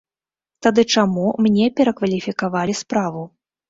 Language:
Belarusian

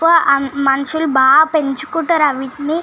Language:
Telugu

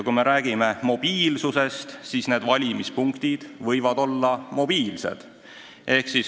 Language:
Estonian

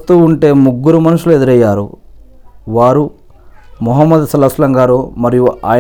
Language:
Telugu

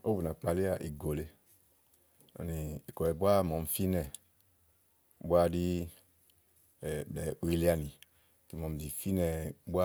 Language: Igo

